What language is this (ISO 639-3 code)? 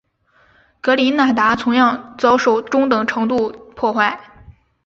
zho